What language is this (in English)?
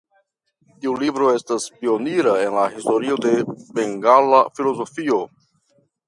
Esperanto